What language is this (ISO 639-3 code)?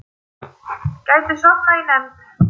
isl